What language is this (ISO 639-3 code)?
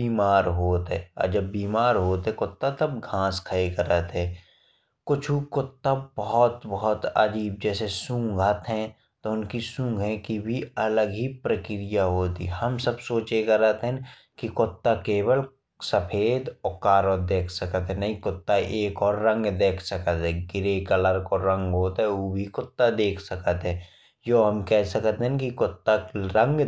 bns